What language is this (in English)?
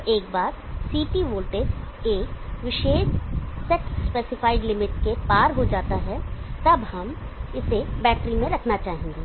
Hindi